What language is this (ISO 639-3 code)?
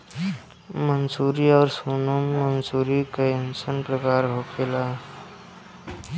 bho